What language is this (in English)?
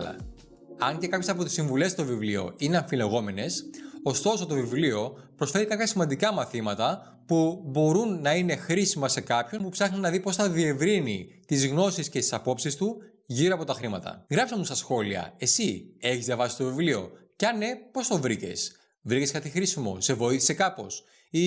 Greek